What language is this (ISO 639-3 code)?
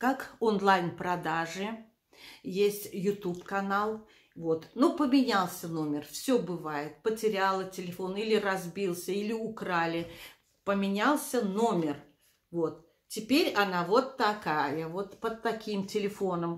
rus